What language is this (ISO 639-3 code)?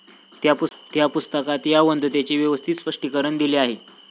mar